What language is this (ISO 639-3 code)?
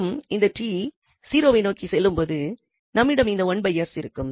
tam